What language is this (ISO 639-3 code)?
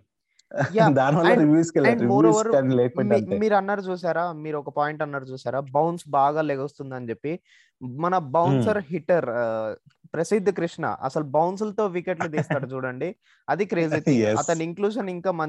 tel